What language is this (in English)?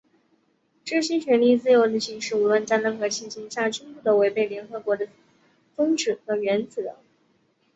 Chinese